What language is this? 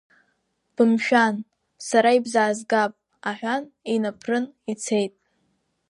Abkhazian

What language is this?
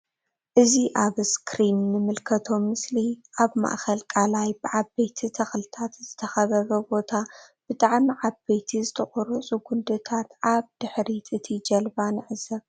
Tigrinya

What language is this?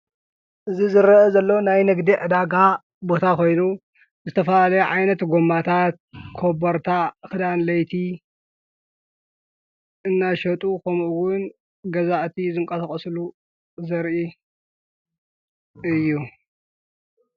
Tigrinya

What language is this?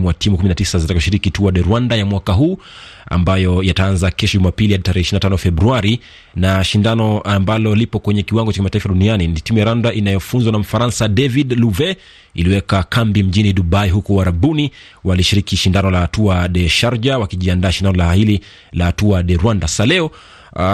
Swahili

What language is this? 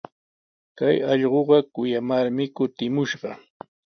Sihuas Ancash Quechua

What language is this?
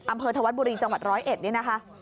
Thai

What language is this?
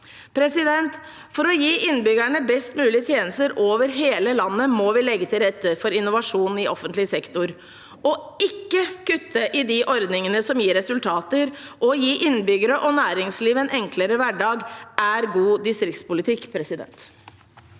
Norwegian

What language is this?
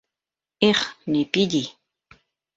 Bashkir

